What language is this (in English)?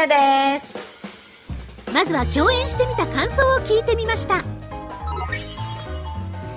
Korean